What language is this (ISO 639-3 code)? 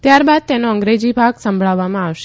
guj